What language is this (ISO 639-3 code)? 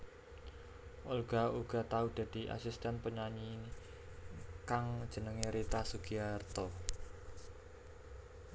jav